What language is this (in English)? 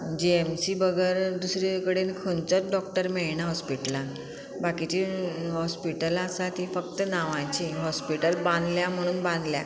Konkani